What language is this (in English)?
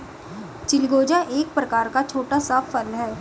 Hindi